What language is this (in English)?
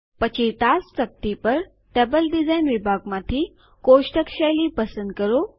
Gujarati